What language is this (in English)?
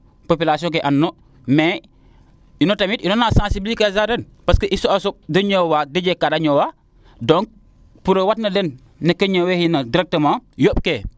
Serer